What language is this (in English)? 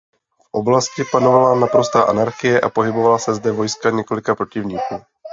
Czech